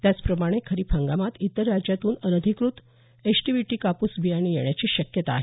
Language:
Marathi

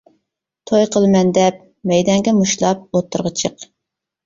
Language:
Uyghur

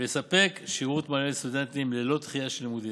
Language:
Hebrew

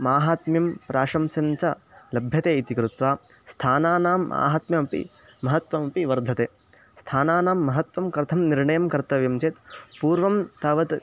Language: Sanskrit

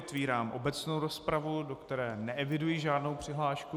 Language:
Czech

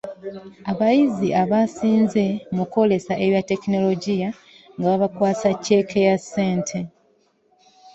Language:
Ganda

